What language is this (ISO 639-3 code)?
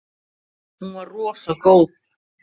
isl